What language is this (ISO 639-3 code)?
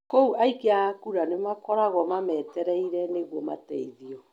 kik